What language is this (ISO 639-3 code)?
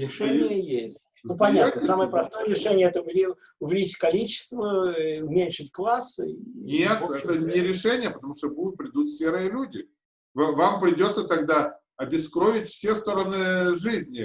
rus